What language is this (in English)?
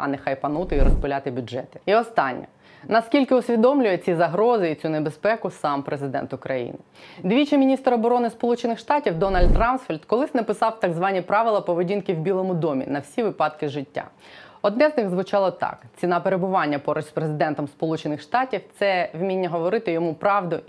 Ukrainian